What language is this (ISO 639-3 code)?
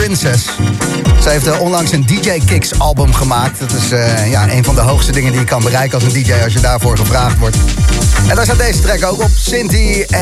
nld